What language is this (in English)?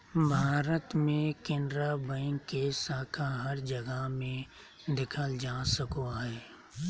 Magahi